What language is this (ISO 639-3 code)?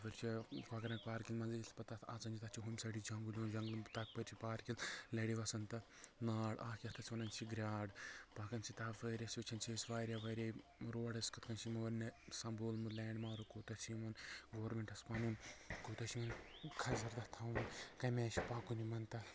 kas